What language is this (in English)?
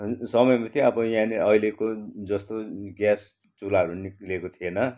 Nepali